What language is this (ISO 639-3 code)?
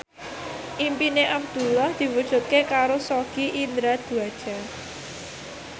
jav